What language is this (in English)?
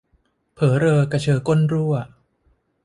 Thai